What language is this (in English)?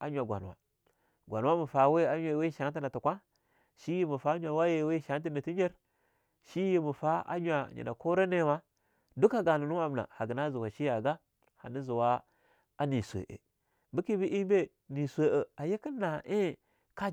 Longuda